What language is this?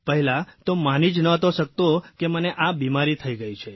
Gujarati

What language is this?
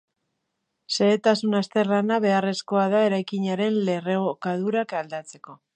Basque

